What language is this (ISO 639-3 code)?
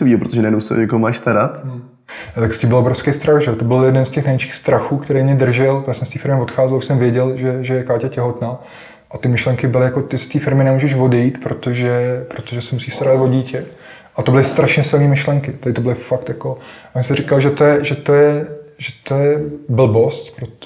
ces